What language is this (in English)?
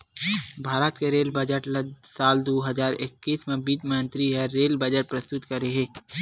Chhattisgarhi